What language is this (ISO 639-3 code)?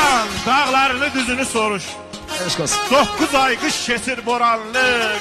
tur